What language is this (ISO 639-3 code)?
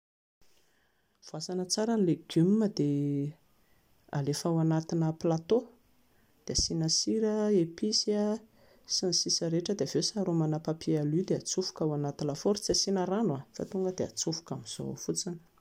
mlg